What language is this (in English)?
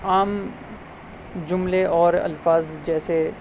Urdu